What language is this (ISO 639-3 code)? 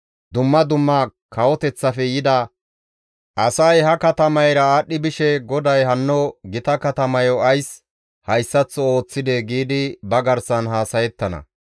gmv